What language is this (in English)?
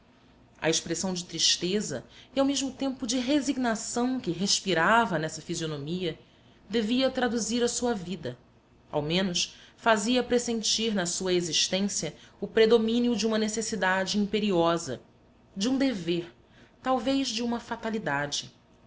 Portuguese